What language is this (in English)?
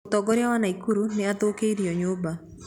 Kikuyu